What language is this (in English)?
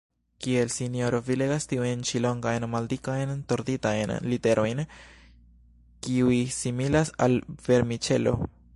Esperanto